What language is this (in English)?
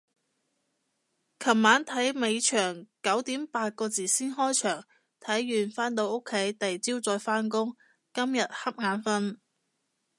Cantonese